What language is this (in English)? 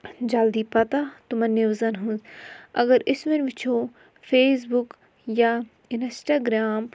Kashmiri